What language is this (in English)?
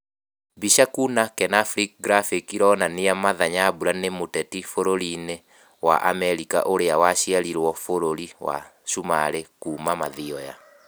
Kikuyu